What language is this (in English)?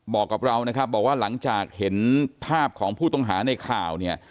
Thai